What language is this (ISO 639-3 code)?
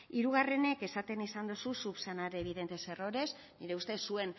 eus